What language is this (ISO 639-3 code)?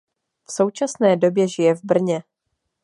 ces